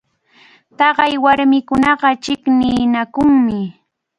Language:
Cajatambo North Lima Quechua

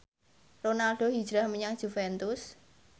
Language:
Javanese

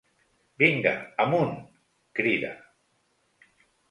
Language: Catalan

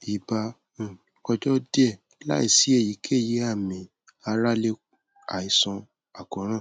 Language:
Yoruba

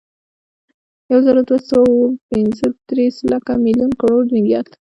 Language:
Pashto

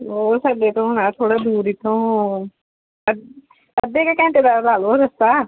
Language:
Punjabi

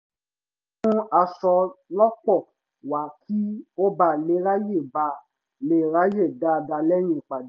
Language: Yoruba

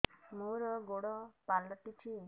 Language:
Odia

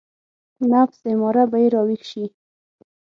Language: Pashto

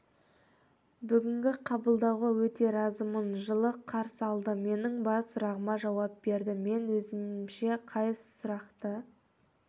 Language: Kazakh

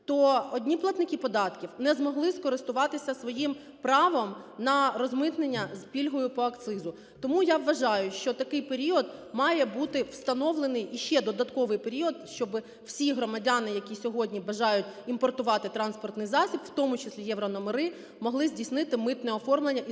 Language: Ukrainian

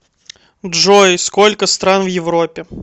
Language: Russian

